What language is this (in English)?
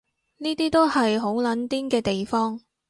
Cantonese